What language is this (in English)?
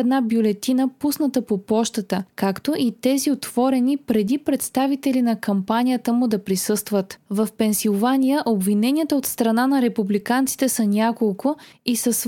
Bulgarian